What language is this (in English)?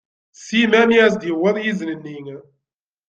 Kabyle